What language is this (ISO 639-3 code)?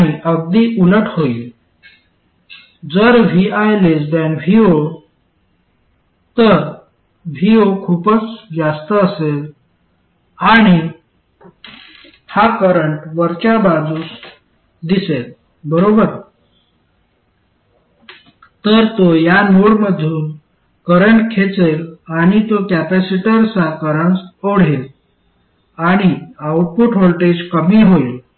mar